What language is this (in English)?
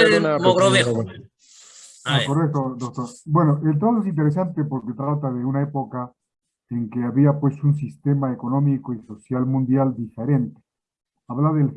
Spanish